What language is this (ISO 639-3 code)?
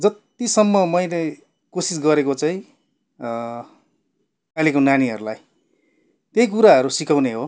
nep